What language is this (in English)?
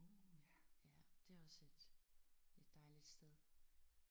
Danish